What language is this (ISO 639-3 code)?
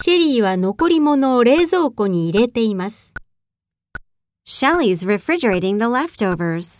jpn